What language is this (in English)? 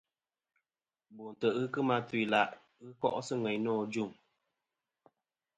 Kom